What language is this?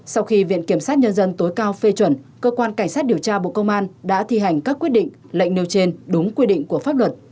Vietnamese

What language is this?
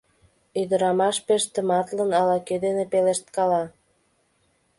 Mari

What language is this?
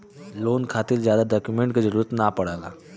Bhojpuri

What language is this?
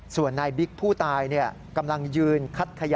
Thai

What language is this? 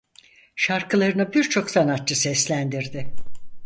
Turkish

